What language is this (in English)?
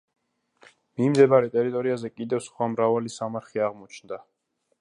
Georgian